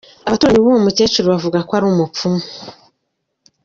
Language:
Kinyarwanda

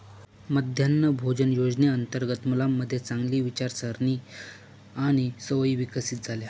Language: Marathi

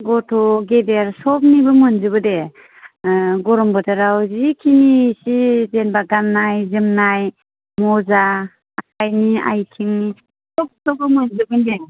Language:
Bodo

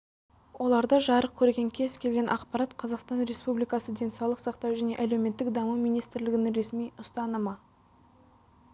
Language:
Kazakh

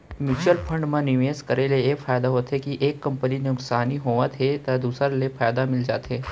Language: Chhattisgarhi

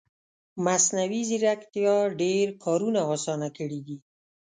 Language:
Pashto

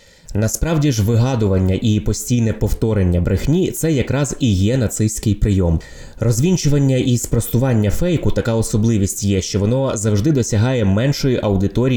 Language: Ukrainian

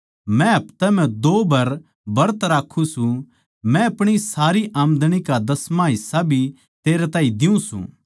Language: Haryanvi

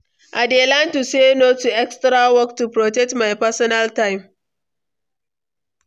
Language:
Nigerian Pidgin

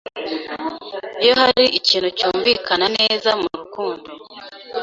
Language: Kinyarwanda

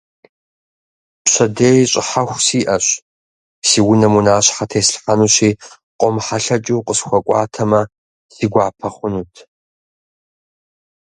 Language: Kabardian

